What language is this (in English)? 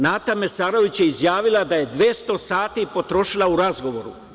Serbian